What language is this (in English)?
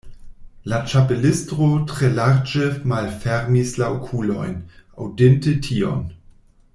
Esperanto